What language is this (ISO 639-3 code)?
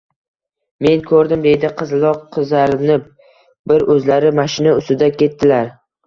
uzb